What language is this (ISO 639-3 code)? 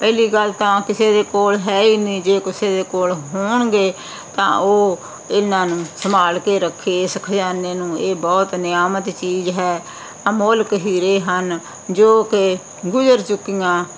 pan